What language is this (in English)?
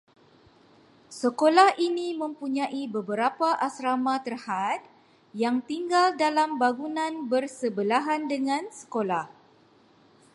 Malay